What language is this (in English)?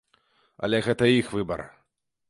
Belarusian